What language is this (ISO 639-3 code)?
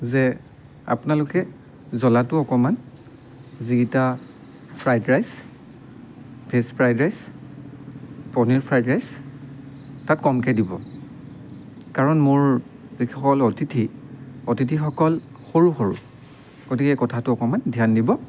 asm